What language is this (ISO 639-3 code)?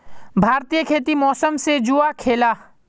mag